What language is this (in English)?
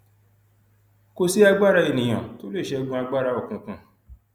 Yoruba